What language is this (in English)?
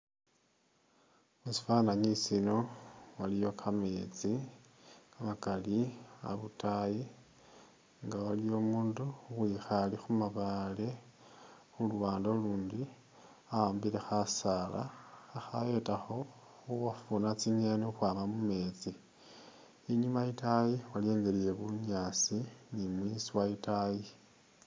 Masaaba